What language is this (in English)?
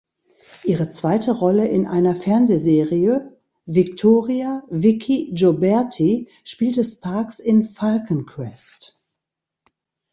German